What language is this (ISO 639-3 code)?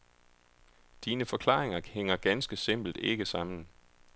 dan